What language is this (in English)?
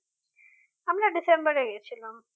Bangla